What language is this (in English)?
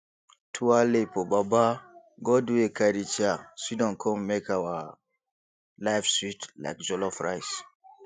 Nigerian Pidgin